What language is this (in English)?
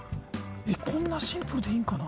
Japanese